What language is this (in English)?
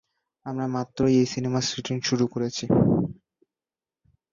Bangla